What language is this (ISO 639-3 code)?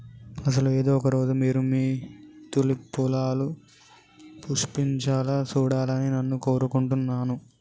tel